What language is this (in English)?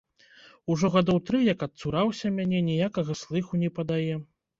Belarusian